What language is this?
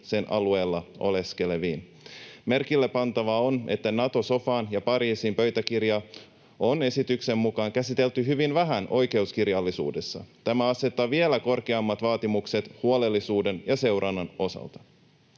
Finnish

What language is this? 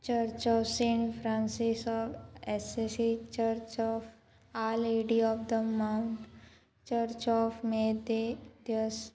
Konkani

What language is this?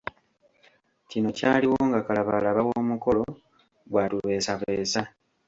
Ganda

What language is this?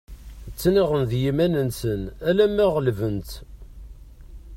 Kabyle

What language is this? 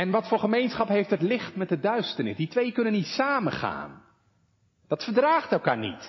Dutch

